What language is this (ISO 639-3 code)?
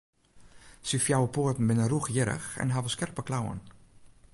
fry